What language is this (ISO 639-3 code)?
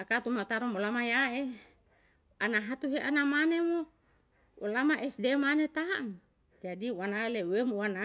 jal